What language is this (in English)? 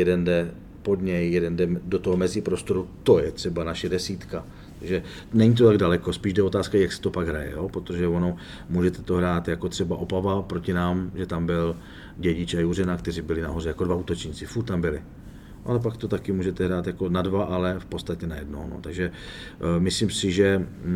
Czech